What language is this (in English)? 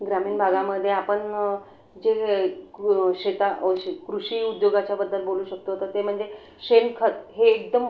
Marathi